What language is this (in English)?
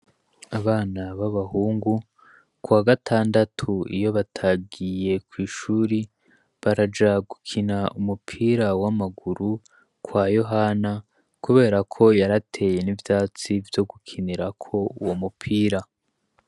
Rundi